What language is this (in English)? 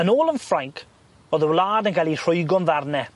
Welsh